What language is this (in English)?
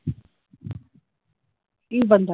Punjabi